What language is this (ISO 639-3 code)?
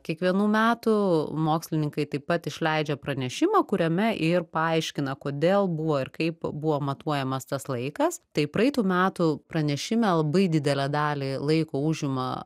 lit